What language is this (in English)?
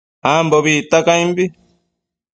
Matsés